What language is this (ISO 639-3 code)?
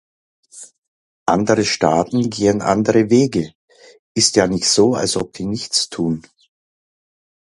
deu